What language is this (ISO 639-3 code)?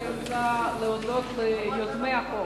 heb